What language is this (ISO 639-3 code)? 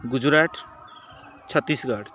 ori